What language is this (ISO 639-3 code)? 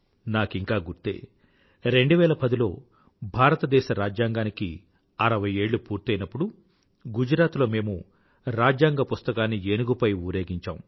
tel